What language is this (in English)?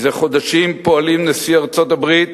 Hebrew